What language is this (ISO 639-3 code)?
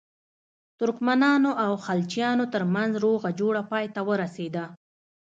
pus